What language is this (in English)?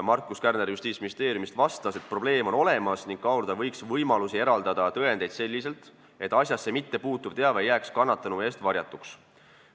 Estonian